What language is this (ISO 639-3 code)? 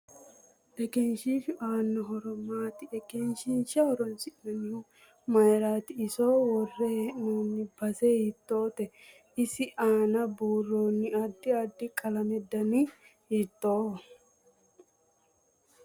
sid